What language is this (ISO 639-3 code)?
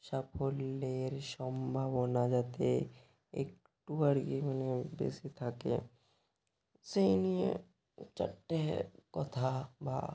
ben